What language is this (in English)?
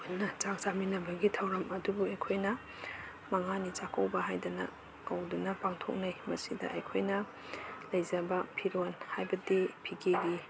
Manipuri